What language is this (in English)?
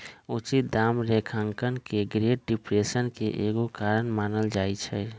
Magahi